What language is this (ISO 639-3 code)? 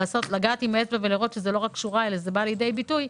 heb